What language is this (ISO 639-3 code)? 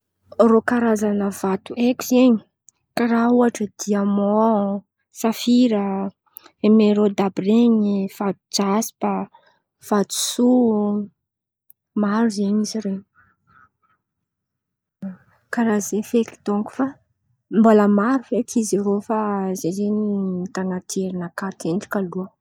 xmv